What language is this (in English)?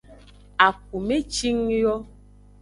Aja (Benin)